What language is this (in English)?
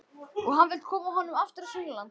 Icelandic